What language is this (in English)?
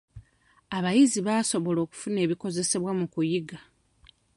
Ganda